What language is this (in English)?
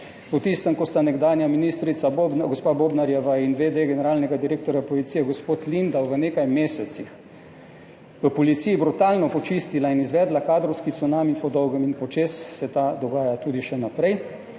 Slovenian